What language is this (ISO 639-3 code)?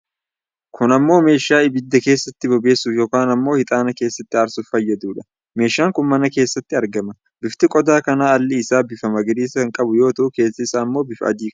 orm